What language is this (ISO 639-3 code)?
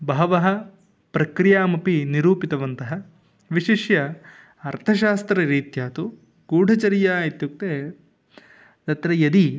san